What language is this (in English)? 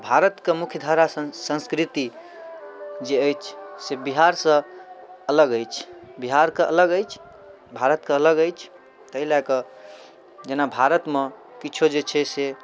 Maithili